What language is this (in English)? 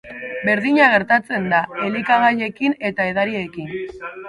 Basque